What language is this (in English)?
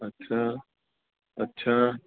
Sindhi